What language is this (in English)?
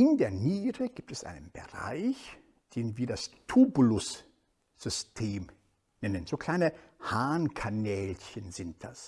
German